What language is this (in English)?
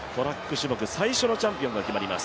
Japanese